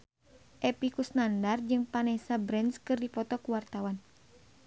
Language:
Sundanese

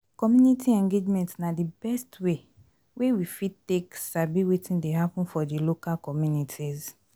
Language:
Nigerian Pidgin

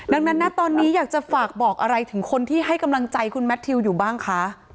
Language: Thai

